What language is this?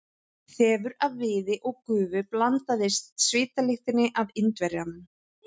Icelandic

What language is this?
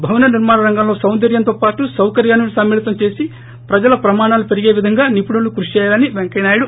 Telugu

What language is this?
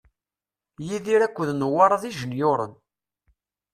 Kabyle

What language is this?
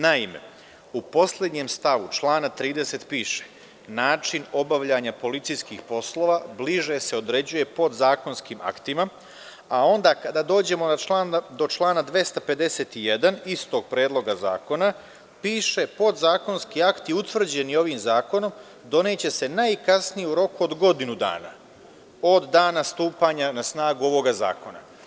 Serbian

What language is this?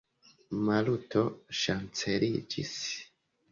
Esperanto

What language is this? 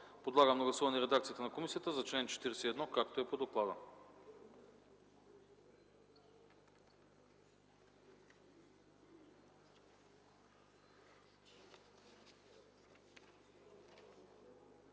Bulgarian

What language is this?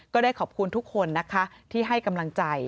Thai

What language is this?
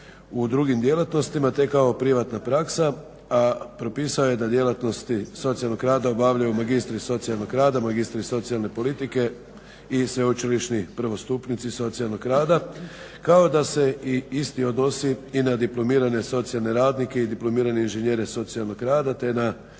Croatian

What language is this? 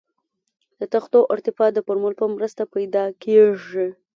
Pashto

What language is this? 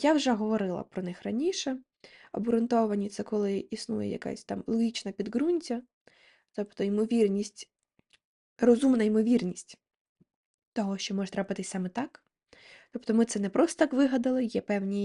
Ukrainian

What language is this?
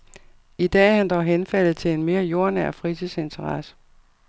Danish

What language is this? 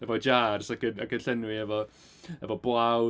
Welsh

